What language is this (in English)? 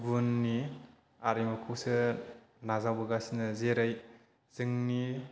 Bodo